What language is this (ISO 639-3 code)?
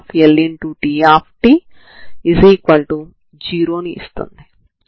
tel